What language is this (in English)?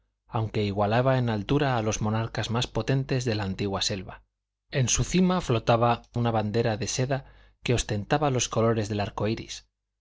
Spanish